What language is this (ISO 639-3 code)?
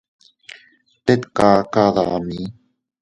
cut